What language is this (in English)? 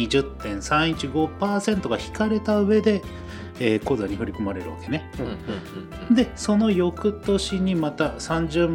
Japanese